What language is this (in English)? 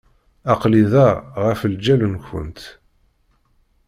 Kabyle